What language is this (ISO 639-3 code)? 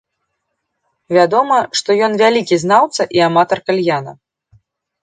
bel